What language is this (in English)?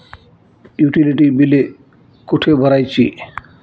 Marathi